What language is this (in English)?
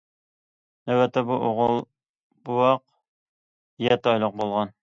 Uyghur